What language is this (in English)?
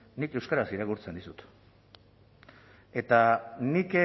Basque